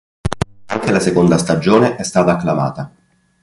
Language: Italian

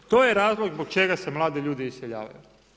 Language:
Croatian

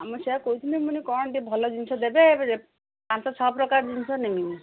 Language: Odia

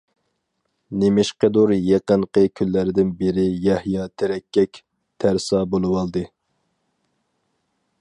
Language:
Uyghur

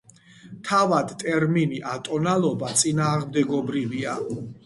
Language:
Georgian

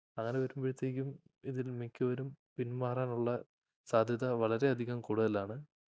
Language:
Malayalam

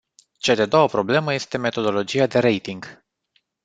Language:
Romanian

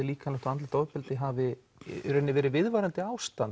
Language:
Icelandic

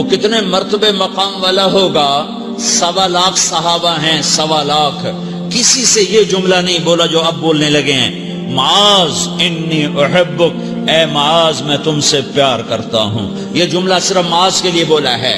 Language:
Urdu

